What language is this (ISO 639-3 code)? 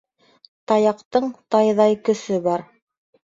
bak